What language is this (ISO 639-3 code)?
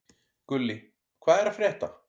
isl